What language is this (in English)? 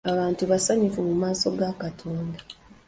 Ganda